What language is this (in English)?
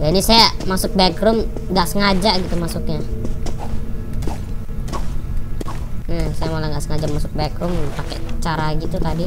Indonesian